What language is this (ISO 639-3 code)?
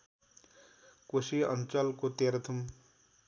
nep